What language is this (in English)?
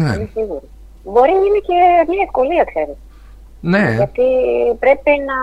Greek